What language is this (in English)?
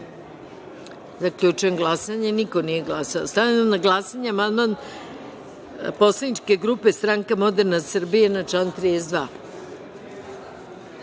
Serbian